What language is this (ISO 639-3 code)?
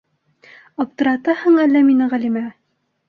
bak